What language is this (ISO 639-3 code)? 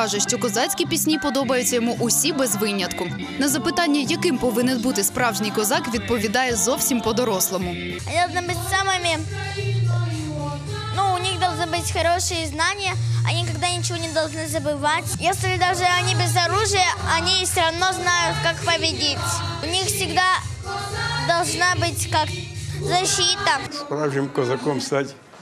ukr